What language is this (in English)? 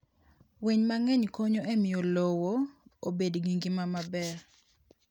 Luo (Kenya and Tanzania)